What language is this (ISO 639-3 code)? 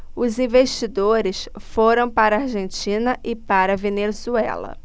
por